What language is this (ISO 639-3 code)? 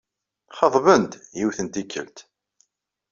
kab